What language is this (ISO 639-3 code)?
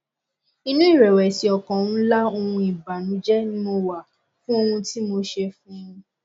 yor